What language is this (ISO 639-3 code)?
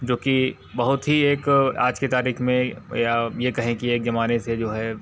hin